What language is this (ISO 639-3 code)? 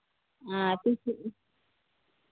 sat